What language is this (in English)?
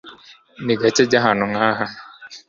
Kinyarwanda